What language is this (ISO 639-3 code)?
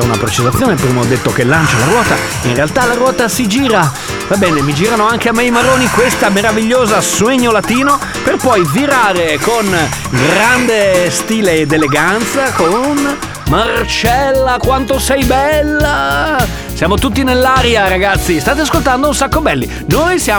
ita